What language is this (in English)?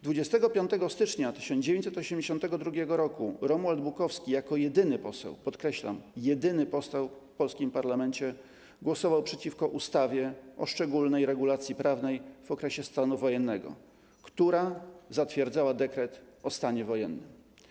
Polish